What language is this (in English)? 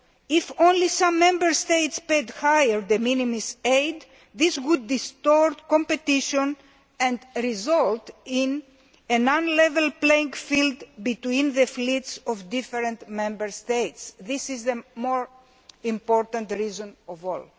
English